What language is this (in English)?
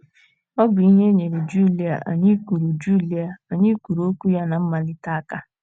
Igbo